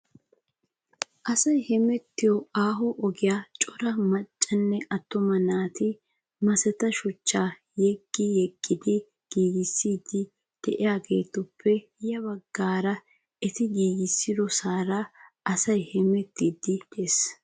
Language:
Wolaytta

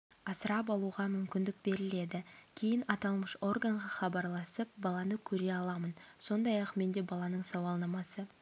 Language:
Kazakh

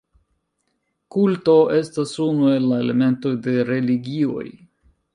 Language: Esperanto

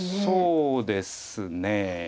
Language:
Japanese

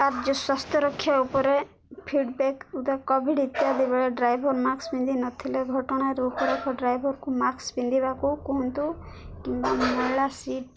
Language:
Odia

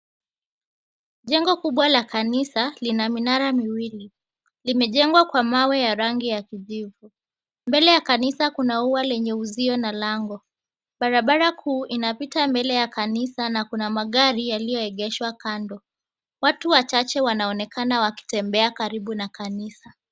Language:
Swahili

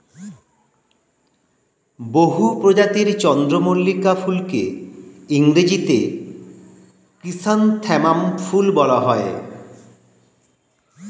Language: Bangla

